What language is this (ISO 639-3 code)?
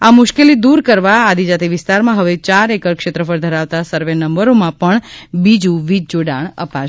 guj